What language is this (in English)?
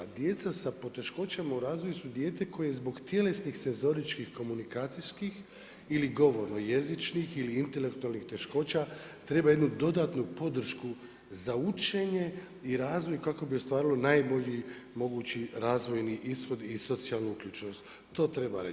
Croatian